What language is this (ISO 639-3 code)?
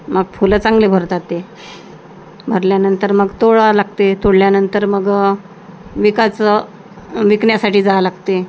mar